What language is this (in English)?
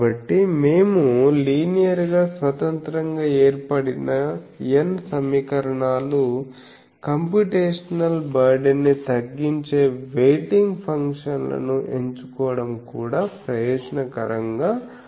Telugu